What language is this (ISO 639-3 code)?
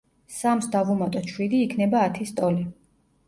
kat